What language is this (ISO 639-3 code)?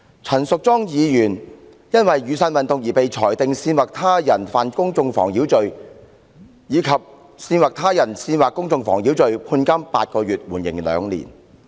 yue